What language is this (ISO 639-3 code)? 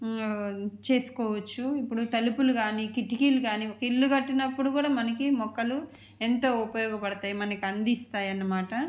tel